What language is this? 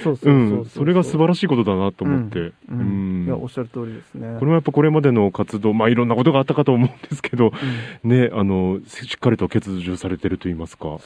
Japanese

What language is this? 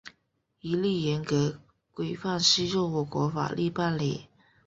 Chinese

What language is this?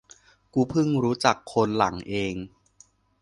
Thai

